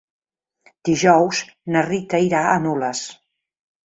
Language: Catalan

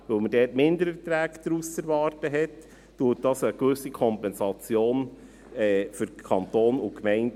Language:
Swiss German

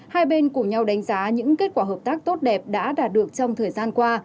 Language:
Vietnamese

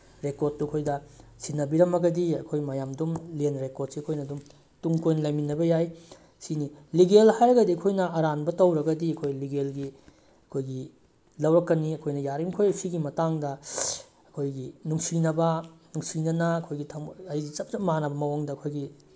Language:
Manipuri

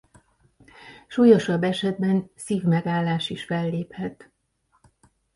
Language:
Hungarian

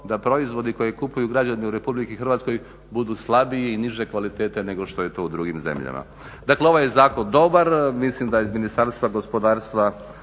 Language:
Croatian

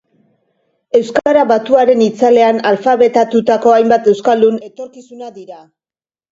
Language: Basque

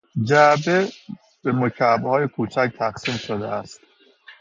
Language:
Persian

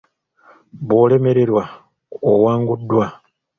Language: Ganda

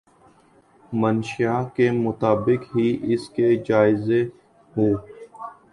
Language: Urdu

